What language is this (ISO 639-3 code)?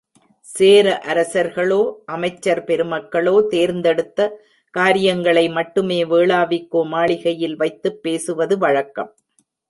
tam